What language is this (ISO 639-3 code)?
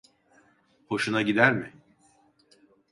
tur